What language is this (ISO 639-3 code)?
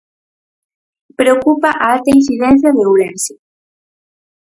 glg